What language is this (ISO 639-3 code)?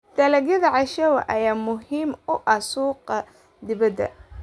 som